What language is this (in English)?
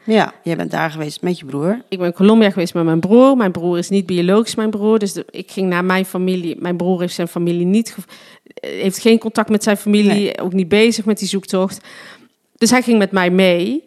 Dutch